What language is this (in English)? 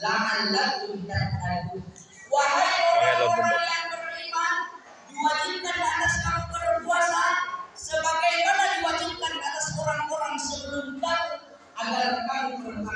Indonesian